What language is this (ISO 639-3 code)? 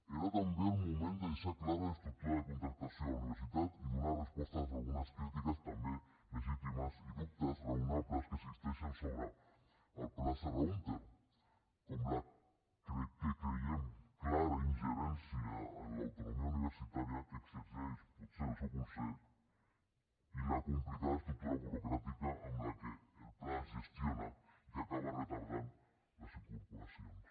cat